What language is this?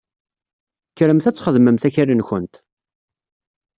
Kabyle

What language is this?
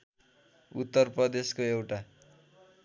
Nepali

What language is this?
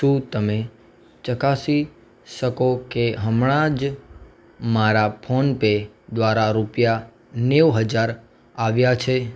Gujarati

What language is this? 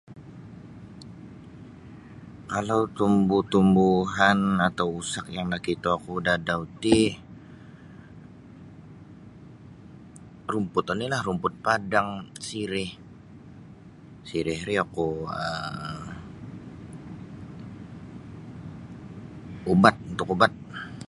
Sabah Bisaya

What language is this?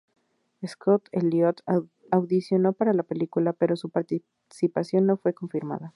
Spanish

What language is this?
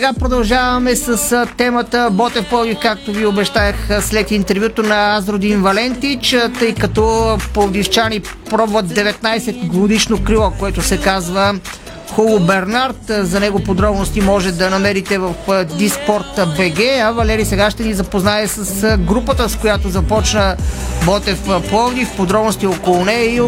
Bulgarian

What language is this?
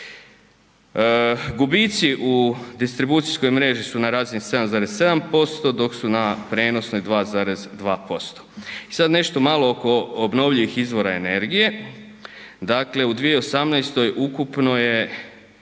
Croatian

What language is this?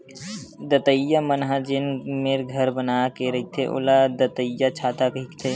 Chhattisgarhi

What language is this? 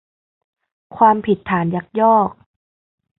Thai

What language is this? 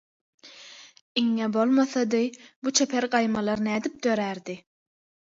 Turkmen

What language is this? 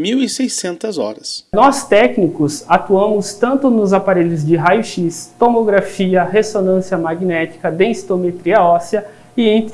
Portuguese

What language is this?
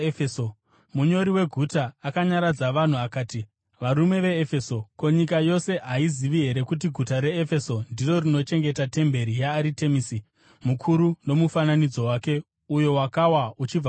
Shona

